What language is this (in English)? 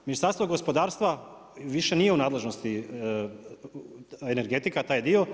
Croatian